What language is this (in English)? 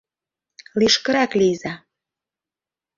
Mari